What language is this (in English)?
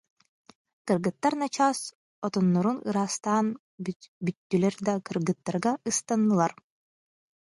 Yakut